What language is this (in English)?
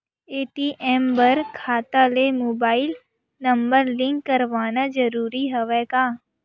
Chhattisgarhi